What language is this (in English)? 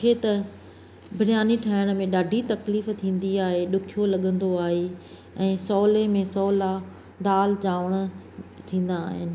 Sindhi